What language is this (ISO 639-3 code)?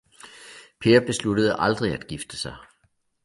dan